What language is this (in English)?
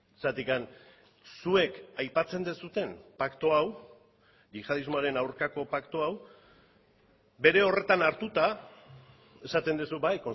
Basque